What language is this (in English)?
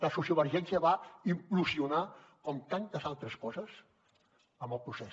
Catalan